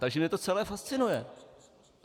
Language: Czech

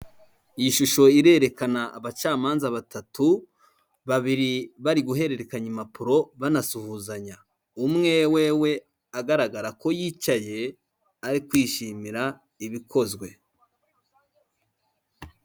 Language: Kinyarwanda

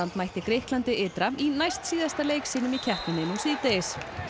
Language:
Icelandic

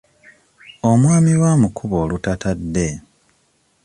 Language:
Ganda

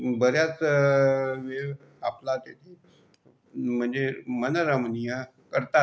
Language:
Marathi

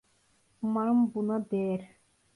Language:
Turkish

